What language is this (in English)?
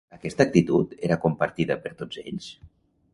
Catalan